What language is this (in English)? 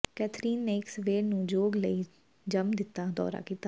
Punjabi